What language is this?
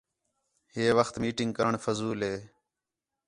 Khetrani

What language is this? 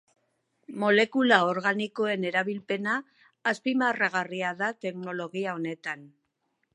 Basque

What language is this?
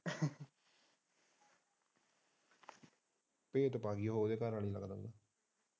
Punjabi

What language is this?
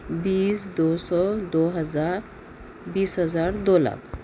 Urdu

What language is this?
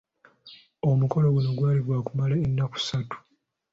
Ganda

